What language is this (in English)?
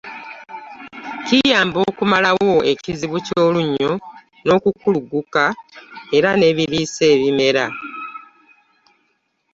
Ganda